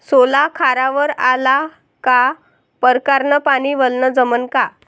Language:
Marathi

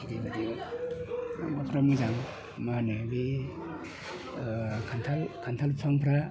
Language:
Bodo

